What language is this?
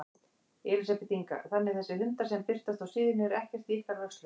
Icelandic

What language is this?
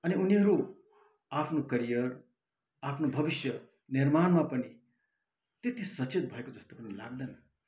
Nepali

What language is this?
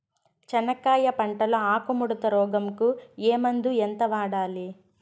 Telugu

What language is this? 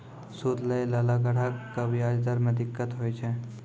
Maithili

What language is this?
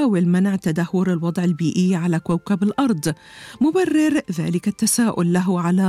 Arabic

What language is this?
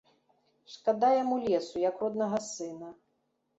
Belarusian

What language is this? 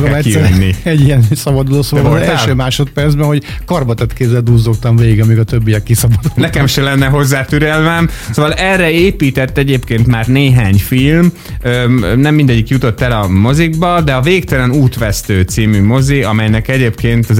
Hungarian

